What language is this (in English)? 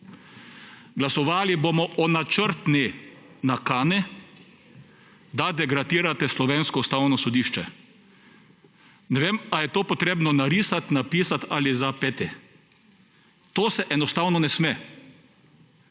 Slovenian